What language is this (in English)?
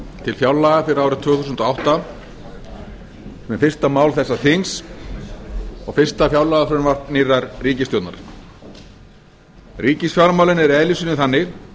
Icelandic